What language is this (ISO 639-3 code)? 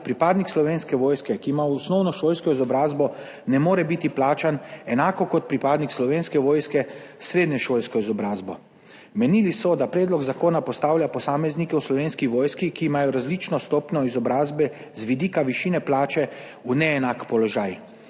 slv